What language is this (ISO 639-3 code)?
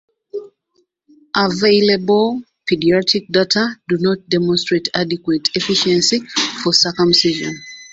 eng